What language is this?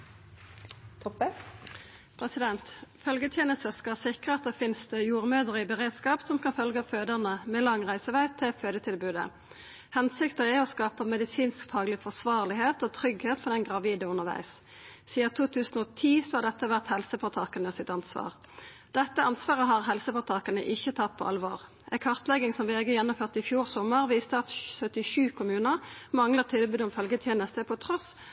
Norwegian Nynorsk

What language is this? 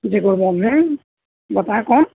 Urdu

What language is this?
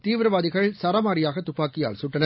Tamil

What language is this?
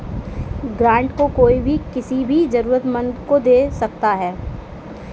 Hindi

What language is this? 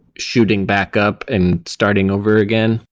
English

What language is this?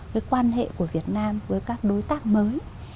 Vietnamese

